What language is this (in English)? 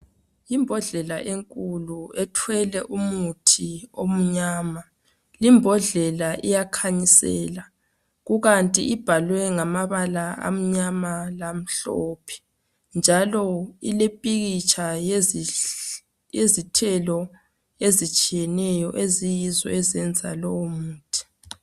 North Ndebele